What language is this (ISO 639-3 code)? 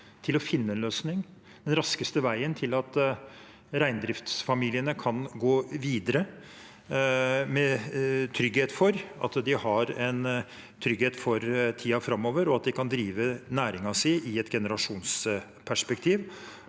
nor